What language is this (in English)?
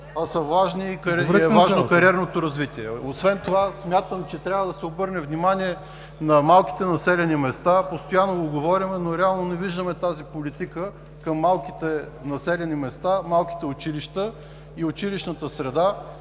Bulgarian